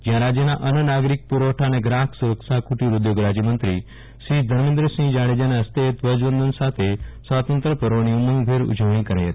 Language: Gujarati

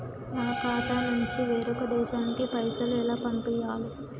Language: Telugu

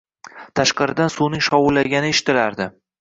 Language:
Uzbek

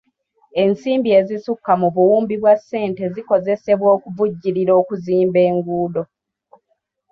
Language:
Ganda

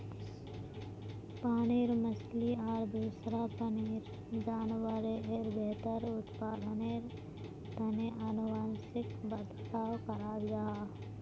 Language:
Magahi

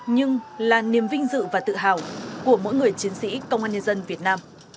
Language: Vietnamese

